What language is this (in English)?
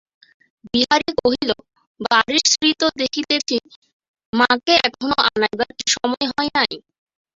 Bangla